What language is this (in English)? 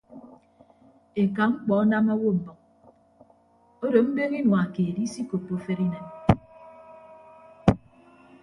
Ibibio